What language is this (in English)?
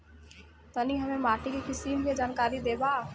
Bhojpuri